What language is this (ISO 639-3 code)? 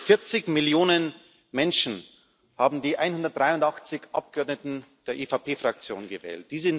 deu